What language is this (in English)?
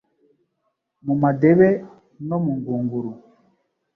Kinyarwanda